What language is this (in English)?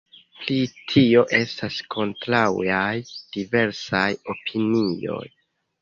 Esperanto